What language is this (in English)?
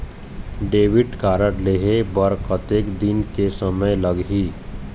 Chhattisgarhi